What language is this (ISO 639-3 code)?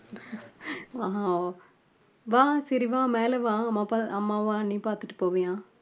tam